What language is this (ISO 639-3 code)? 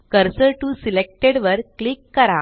mar